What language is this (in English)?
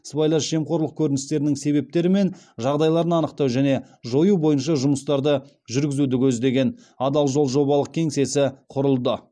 Kazakh